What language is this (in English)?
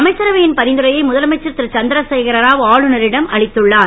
Tamil